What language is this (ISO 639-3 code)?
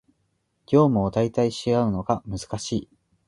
jpn